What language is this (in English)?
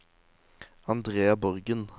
Norwegian